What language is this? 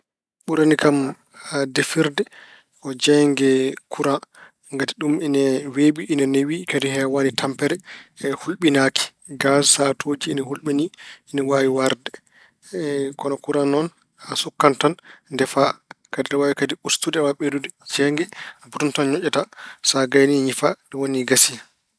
Fula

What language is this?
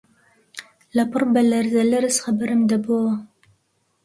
Central Kurdish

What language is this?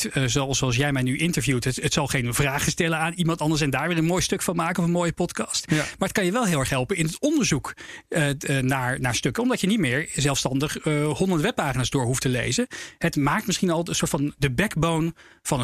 Dutch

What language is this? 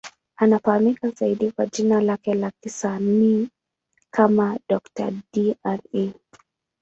Swahili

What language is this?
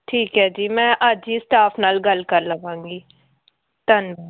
Punjabi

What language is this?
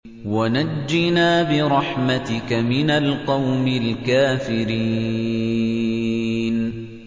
Arabic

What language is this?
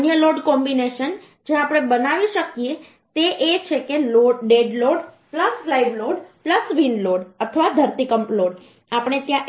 Gujarati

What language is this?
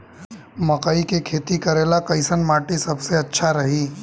Bhojpuri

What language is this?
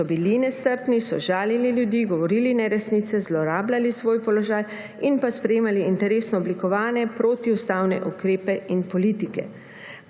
Slovenian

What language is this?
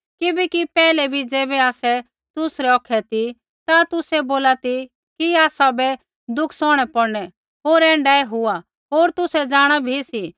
Kullu Pahari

